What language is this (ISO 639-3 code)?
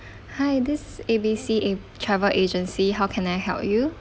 eng